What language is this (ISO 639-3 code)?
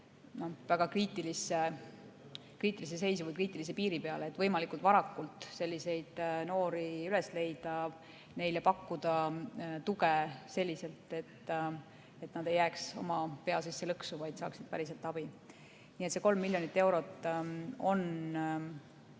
est